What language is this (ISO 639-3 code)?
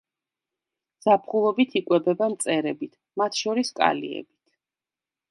kat